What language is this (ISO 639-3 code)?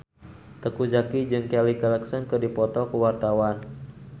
sun